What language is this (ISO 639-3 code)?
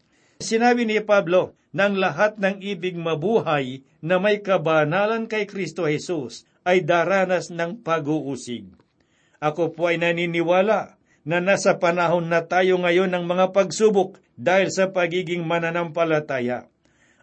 fil